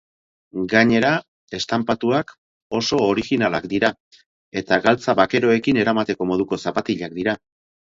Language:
Basque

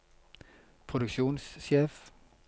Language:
Norwegian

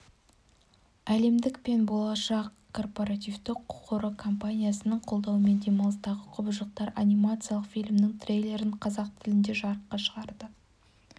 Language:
Kazakh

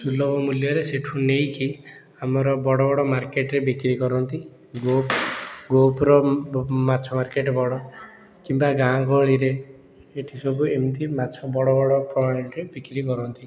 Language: Odia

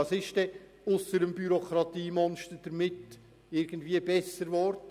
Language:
Swiss German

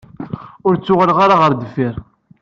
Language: Kabyle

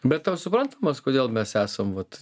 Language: Lithuanian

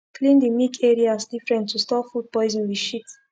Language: Nigerian Pidgin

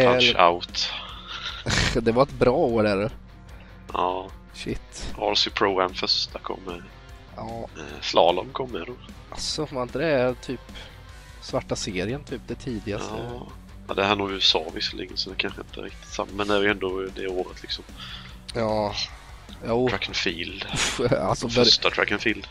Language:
Swedish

